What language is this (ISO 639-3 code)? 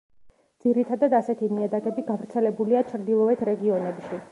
kat